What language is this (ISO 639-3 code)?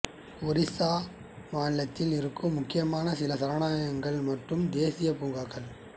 tam